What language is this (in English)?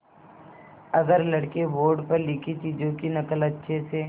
Hindi